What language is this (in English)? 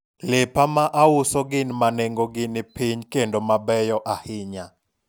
Luo (Kenya and Tanzania)